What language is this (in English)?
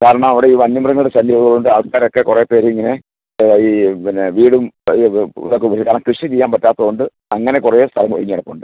Malayalam